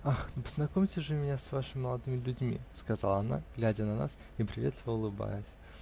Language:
Russian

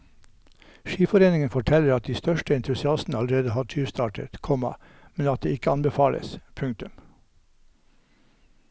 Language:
Norwegian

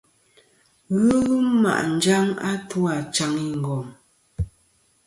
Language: Kom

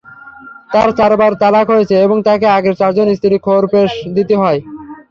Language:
Bangla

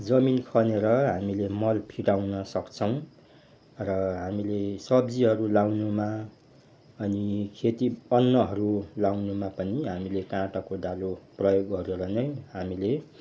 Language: Nepali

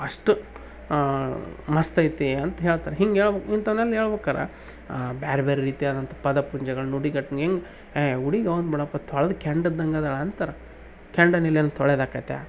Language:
Kannada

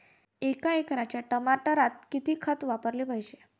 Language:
Marathi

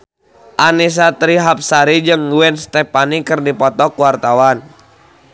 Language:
Sundanese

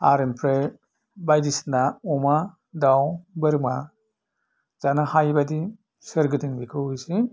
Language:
Bodo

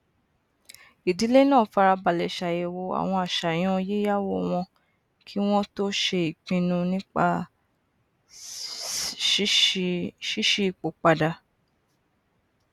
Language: Yoruba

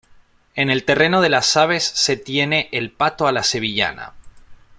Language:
Spanish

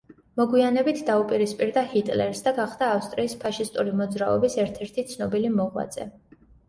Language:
Georgian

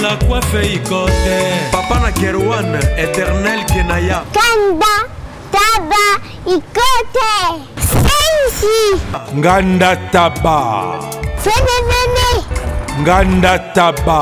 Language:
French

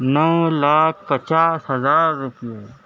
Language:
Urdu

